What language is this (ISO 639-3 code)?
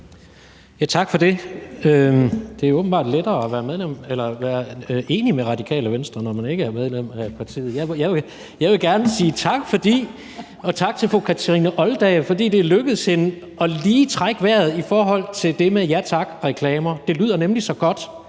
dan